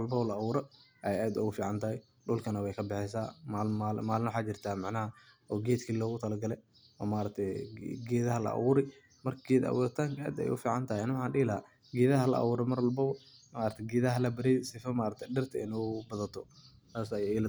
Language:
Somali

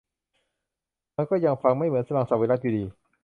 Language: Thai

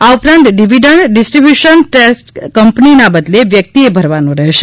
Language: Gujarati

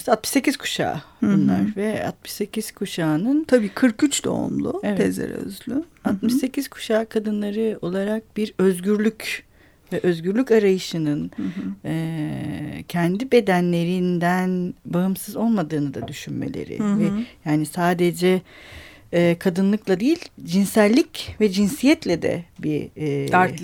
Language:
Turkish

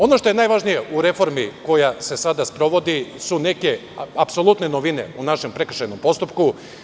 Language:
Serbian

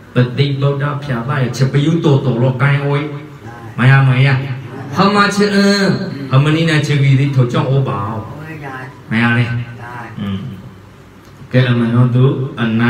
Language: Thai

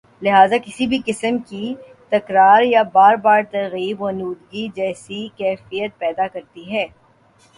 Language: Urdu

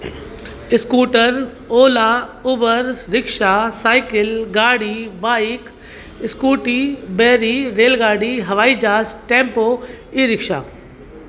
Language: Sindhi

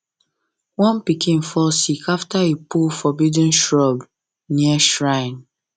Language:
Nigerian Pidgin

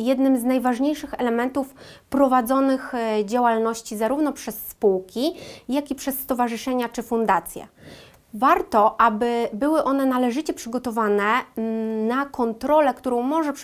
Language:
Polish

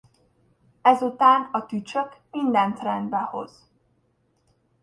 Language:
Hungarian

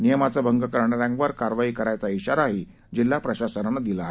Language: Marathi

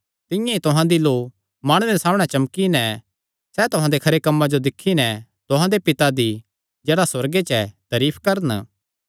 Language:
Kangri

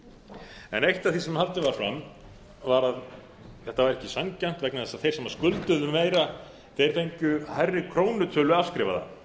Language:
Icelandic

